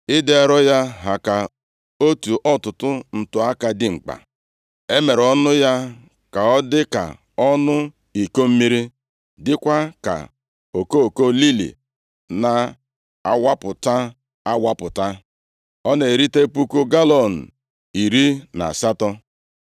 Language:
Igbo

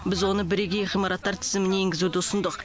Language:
Kazakh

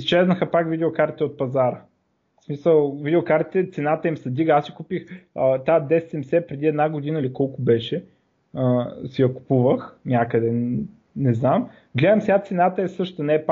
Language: Bulgarian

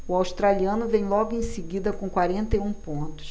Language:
Portuguese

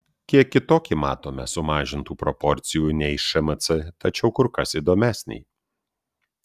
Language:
Lithuanian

